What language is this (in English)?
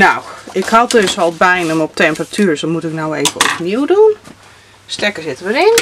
Dutch